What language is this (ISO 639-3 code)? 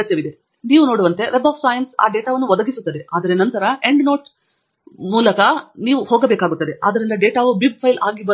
kan